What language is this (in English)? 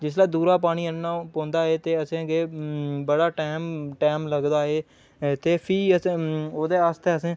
Dogri